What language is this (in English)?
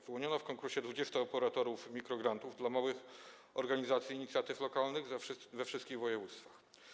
Polish